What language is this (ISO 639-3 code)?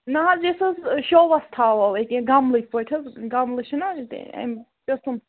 kas